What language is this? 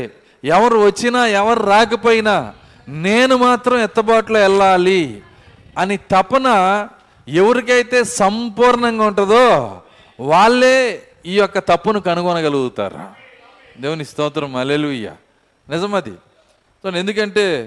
Telugu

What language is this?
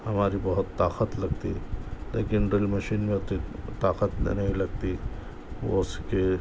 Urdu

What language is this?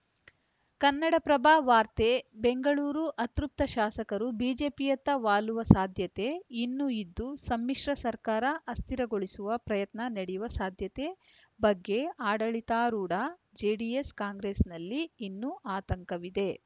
Kannada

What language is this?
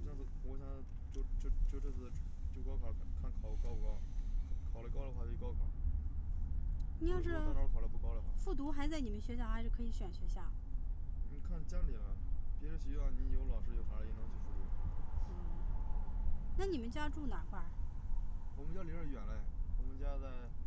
Chinese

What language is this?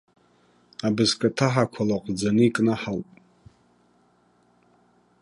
Abkhazian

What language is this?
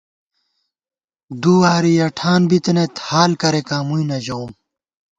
Gawar-Bati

